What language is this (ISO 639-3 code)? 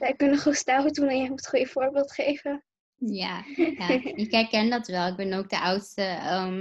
nld